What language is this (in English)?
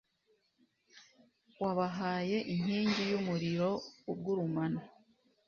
Kinyarwanda